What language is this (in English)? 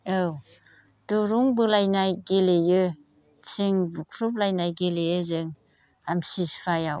Bodo